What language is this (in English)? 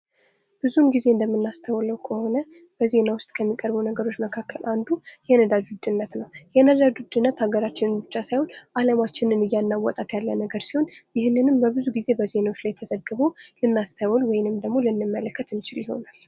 Amharic